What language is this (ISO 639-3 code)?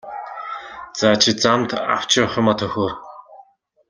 mon